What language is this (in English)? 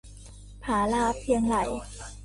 Thai